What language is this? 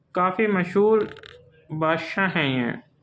Urdu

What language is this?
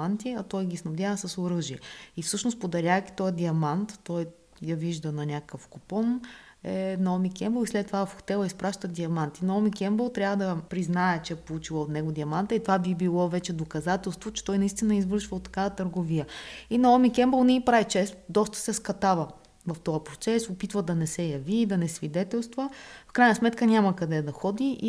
Bulgarian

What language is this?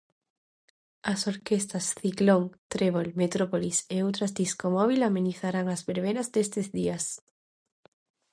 Galician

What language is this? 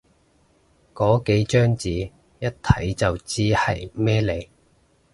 Cantonese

